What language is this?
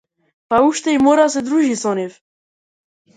Macedonian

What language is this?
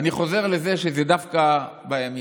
Hebrew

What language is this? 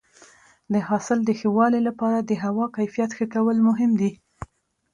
Pashto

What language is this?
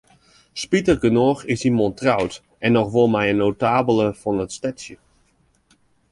Western Frisian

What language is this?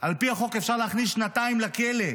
Hebrew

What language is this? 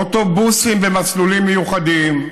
Hebrew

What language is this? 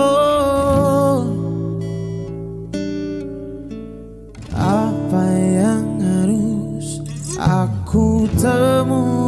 Indonesian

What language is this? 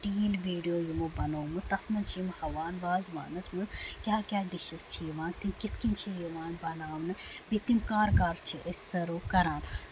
Kashmiri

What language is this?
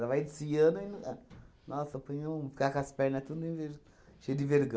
Portuguese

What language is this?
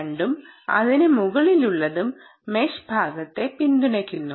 Malayalam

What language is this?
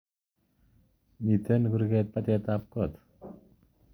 Kalenjin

